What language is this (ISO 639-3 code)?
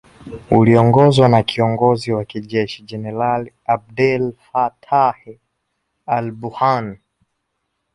swa